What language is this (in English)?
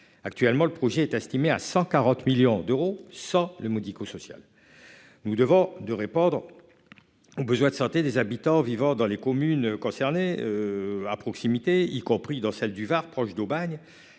French